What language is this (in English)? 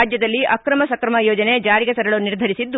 Kannada